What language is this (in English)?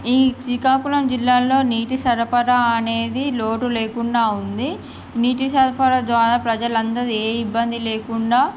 Telugu